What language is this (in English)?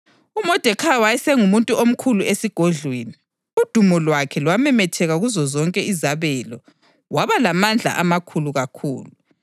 North Ndebele